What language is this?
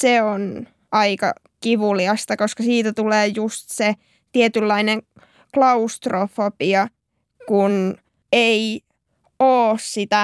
Finnish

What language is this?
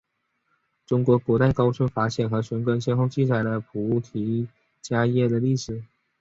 Chinese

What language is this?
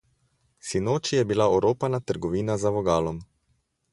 Slovenian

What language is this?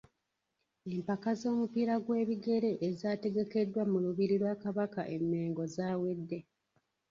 Ganda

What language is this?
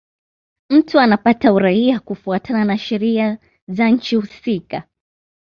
Swahili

